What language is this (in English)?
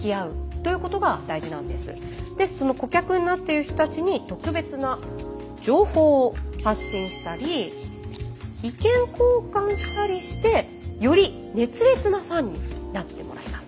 Japanese